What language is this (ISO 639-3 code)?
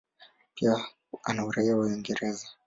swa